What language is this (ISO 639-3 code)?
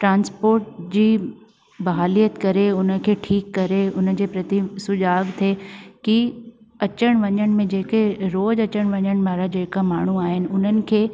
snd